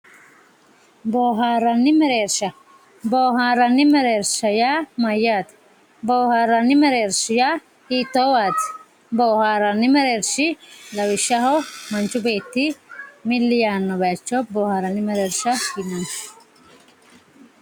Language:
Sidamo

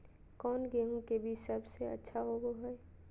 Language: Magahi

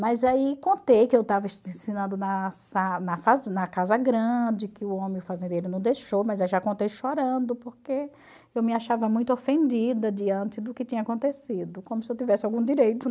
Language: Portuguese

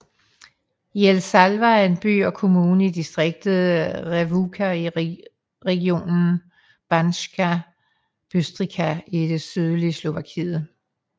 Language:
Danish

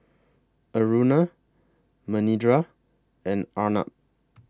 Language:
English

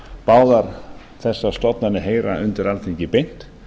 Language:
Icelandic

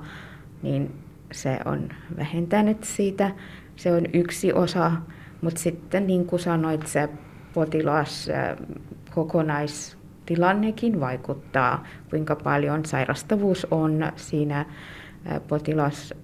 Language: Finnish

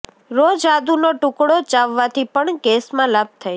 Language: Gujarati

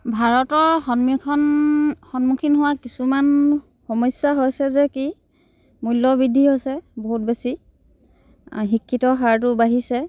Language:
Assamese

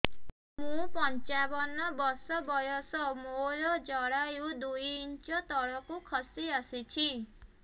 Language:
Odia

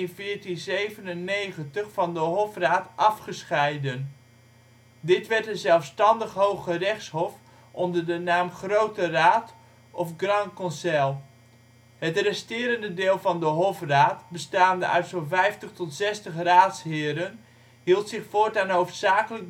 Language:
Dutch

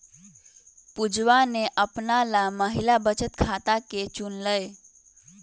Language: Magahi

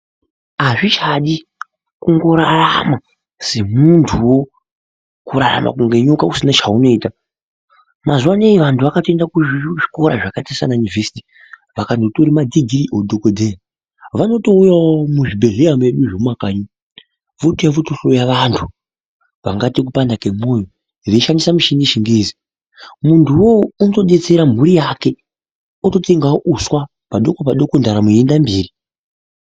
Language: Ndau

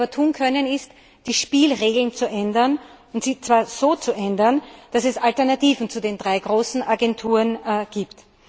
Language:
German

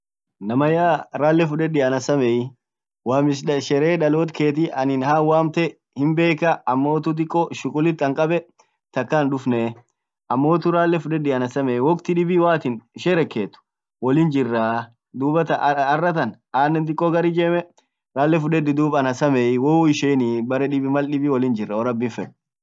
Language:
Orma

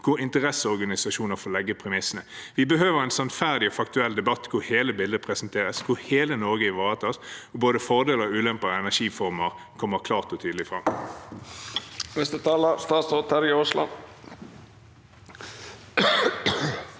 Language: Norwegian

